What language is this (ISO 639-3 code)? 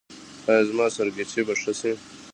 pus